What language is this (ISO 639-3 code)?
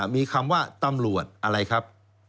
tha